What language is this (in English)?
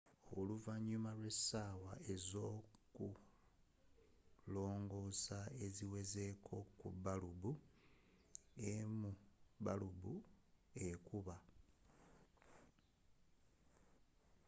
Ganda